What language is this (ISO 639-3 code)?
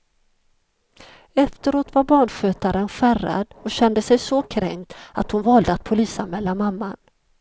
swe